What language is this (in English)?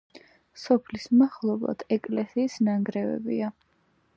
Georgian